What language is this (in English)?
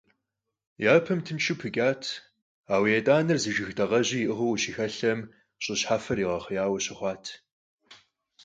Kabardian